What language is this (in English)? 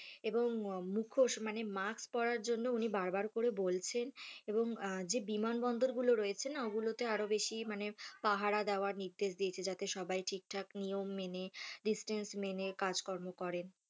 Bangla